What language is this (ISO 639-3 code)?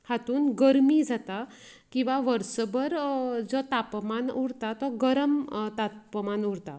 kok